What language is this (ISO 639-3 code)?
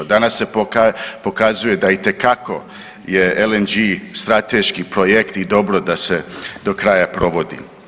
hrv